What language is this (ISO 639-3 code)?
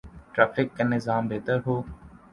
urd